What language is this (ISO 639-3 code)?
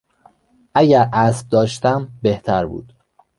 fas